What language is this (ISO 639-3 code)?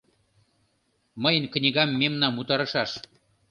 chm